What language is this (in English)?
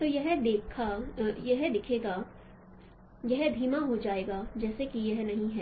Hindi